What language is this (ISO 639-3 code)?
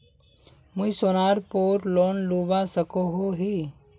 mag